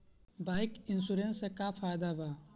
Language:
Bhojpuri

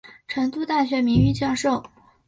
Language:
Chinese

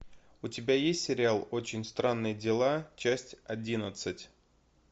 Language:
Russian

